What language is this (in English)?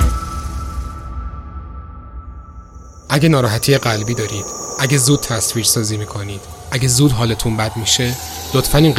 Persian